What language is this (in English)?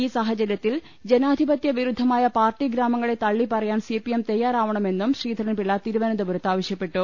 Malayalam